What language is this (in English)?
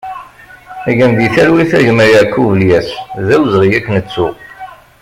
Kabyle